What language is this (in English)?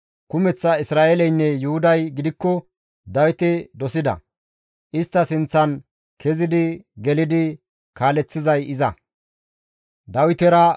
Gamo